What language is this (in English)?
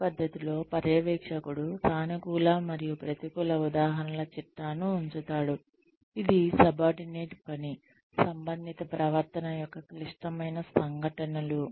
Telugu